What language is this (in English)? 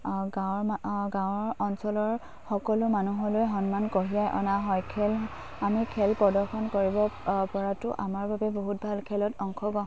Assamese